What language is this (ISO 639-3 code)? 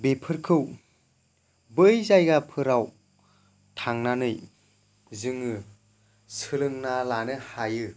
brx